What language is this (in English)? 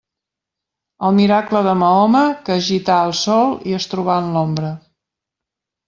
Catalan